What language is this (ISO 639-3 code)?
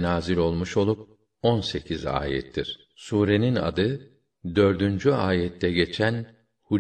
tur